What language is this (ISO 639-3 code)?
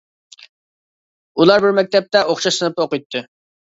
uig